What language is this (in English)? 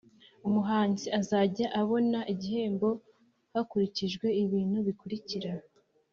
Kinyarwanda